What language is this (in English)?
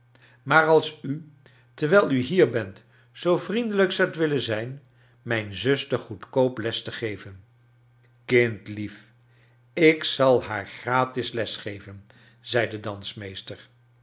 Dutch